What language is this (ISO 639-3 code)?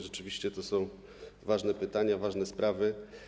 pol